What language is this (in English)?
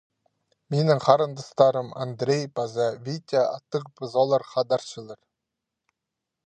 Khakas